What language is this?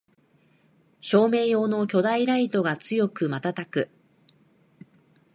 Japanese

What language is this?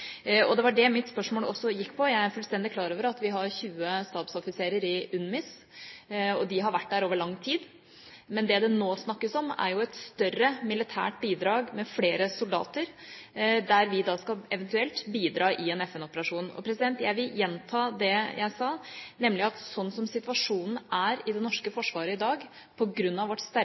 Norwegian Bokmål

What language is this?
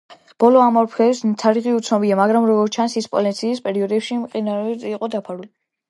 Georgian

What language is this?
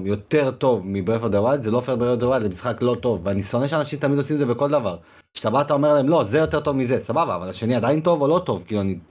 Hebrew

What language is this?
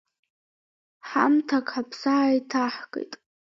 Abkhazian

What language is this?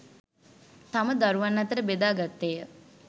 Sinhala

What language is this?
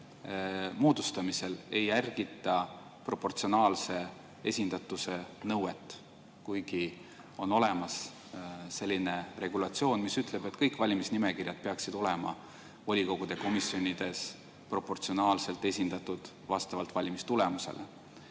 Estonian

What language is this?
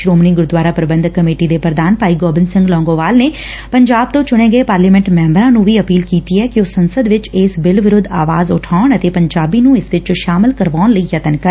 Punjabi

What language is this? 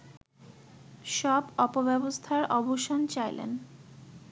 Bangla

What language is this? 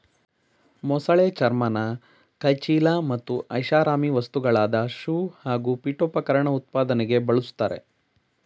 Kannada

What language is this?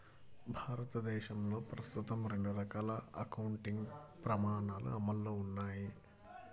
Telugu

